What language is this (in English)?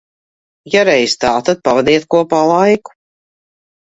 Latvian